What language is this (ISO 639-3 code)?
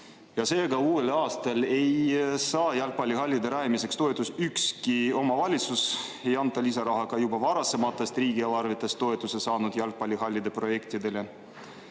est